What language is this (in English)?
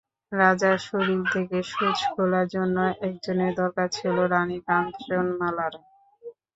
Bangla